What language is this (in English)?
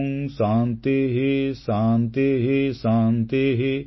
Odia